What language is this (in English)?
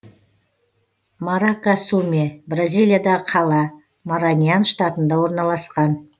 Kazakh